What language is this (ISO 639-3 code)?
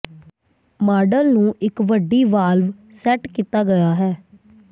pan